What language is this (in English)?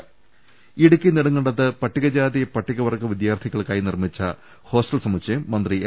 Malayalam